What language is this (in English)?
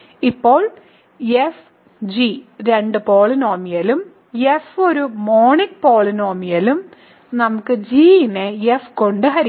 Malayalam